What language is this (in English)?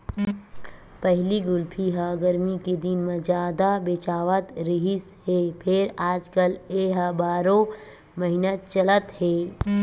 Chhattisgarhi